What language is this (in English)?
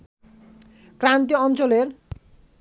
Bangla